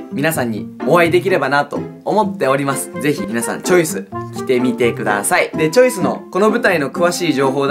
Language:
Japanese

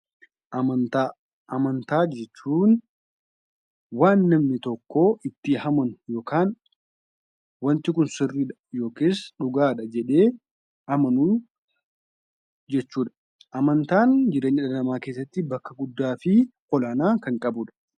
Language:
Oromo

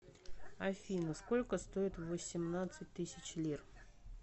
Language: Russian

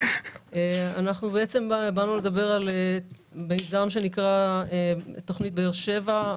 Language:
Hebrew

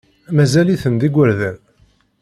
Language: Kabyle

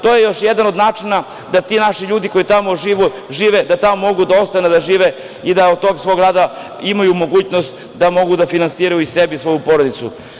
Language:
Serbian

